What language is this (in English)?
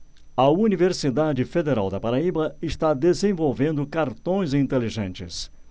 Portuguese